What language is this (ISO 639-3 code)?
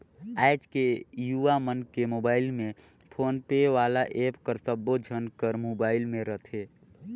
hne